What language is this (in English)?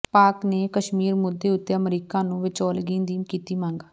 Punjabi